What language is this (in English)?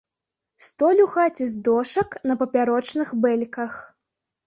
Belarusian